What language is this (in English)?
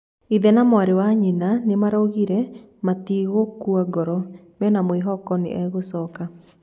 Kikuyu